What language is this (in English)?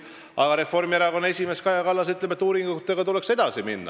Estonian